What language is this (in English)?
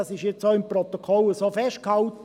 Swiss German